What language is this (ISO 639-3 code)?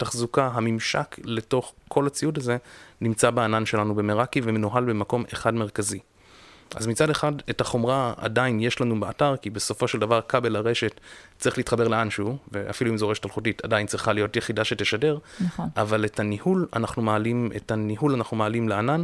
heb